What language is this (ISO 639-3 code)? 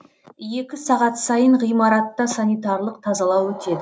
kaz